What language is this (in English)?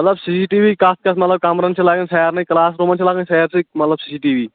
Kashmiri